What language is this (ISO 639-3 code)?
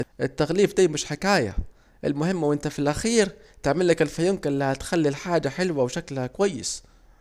aec